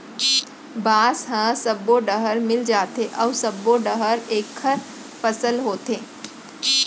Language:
Chhattisgarhi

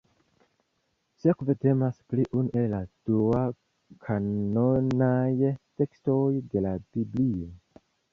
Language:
Esperanto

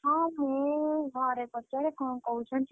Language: Odia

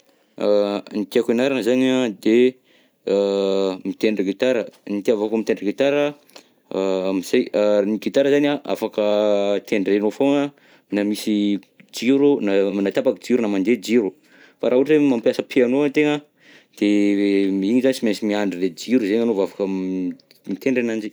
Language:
Southern Betsimisaraka Malagasy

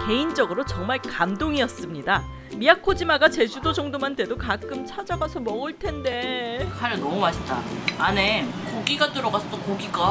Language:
Korean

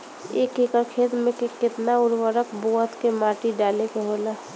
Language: Bhojpuri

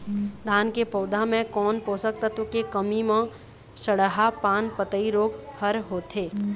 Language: Chhattisgarhi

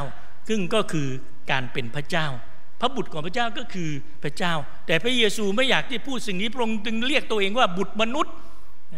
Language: Thai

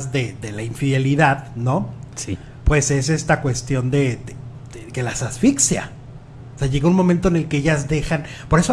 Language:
Spanish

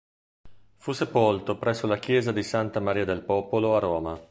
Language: Italian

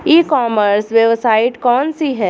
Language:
Bhojpuri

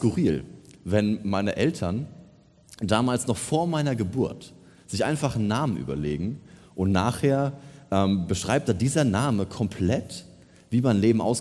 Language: German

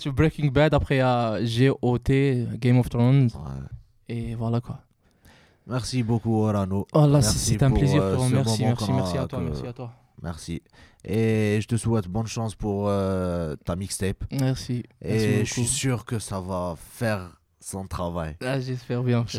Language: French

